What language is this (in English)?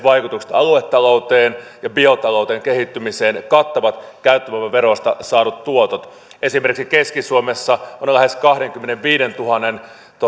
Finnish